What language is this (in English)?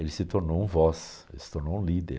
Portuguese